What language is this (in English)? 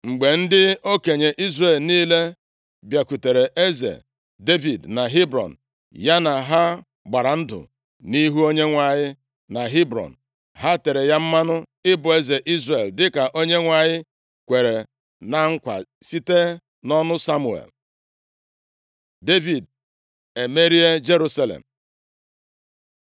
Igbo